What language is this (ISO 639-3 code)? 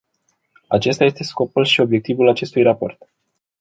ron